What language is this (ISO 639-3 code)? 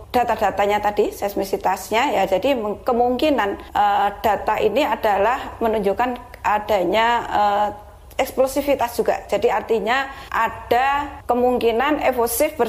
ind